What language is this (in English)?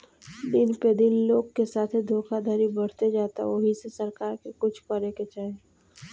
Bhojpuri